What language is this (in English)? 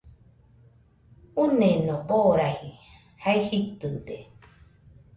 Nüpode Huitoto